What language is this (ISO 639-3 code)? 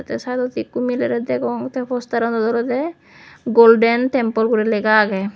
ccp